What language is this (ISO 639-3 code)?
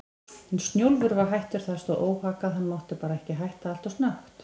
isl